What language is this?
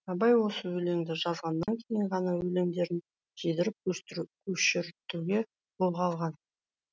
Kazakh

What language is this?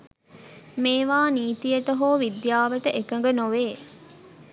Sinhala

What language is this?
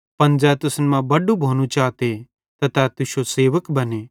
Bhadrawahi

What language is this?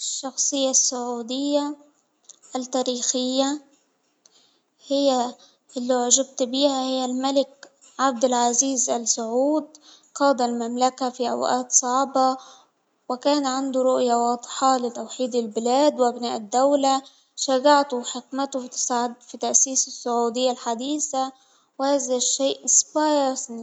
Hijazi Arabic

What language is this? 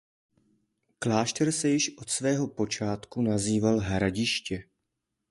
Czech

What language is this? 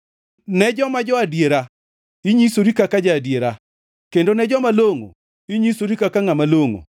Luo (Kenya and Tanzania)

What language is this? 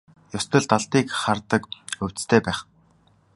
Mongolian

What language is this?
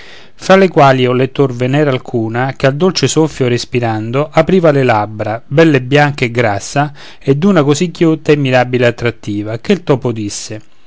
Italian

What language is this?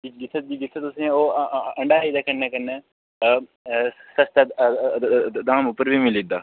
Dogri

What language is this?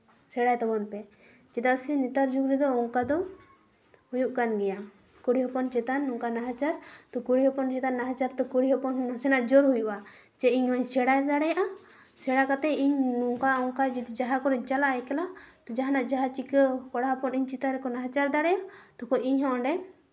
Santali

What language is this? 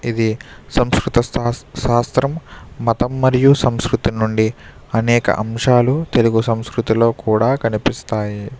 Telugu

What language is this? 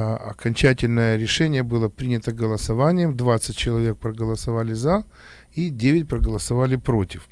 Russian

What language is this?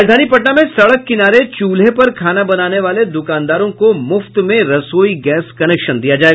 Hindi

